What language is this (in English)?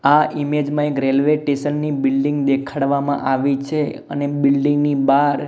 Gujarati